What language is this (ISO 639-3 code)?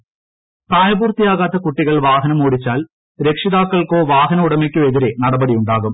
mal